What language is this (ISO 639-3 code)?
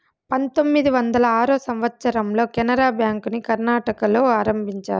tel